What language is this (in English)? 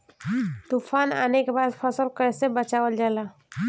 Bhojpuri